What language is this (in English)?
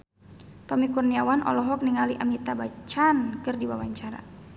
Sundanese